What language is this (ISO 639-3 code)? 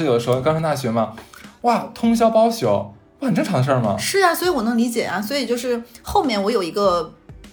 zho